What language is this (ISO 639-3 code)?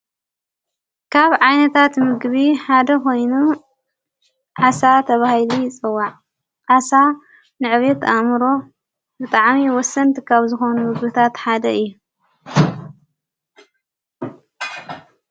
tir